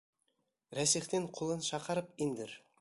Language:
Bashkir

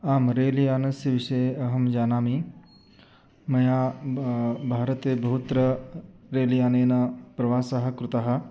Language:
Sanskrit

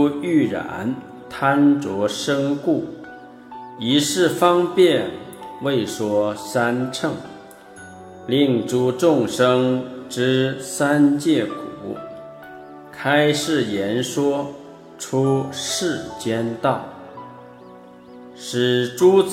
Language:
Chinese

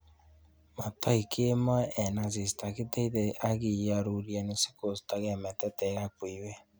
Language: Kalenjin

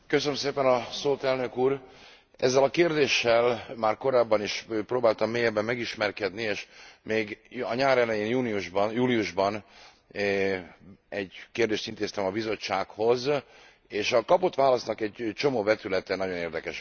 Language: Hungarian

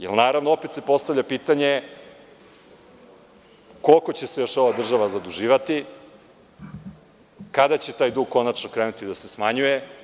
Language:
Serbian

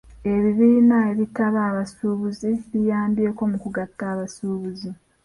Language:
Ganda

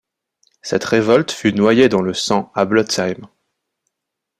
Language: French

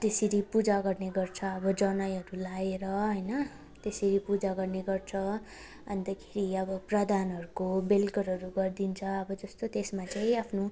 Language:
Nepali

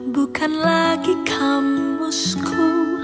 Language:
Indonesian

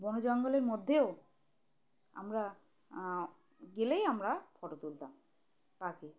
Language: Bangla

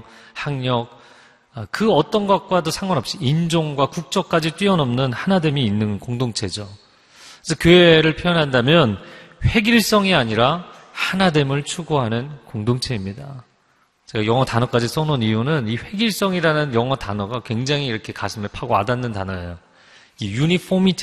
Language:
Korean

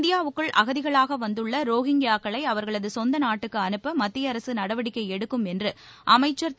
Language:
Tamil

